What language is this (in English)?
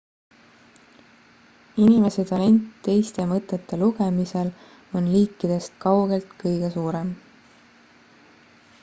Estonian